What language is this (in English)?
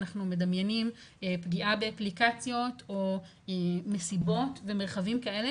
Hebrew